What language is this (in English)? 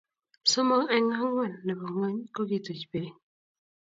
Kalenjin